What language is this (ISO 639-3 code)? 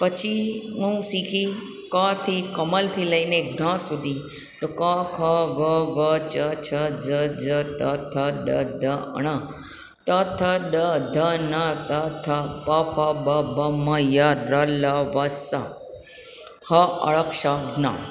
guj